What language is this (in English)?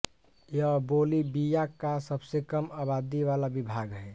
Hindi